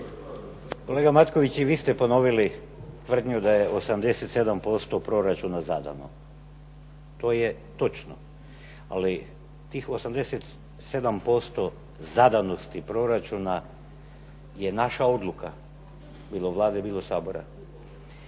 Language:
Croatian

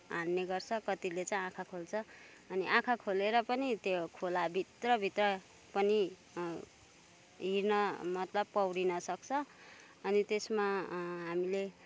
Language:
Nepali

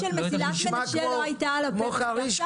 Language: Hebrew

